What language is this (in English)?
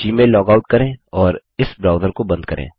Hindi